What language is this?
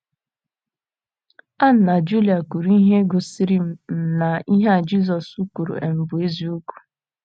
Igbo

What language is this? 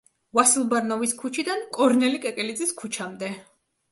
Georgian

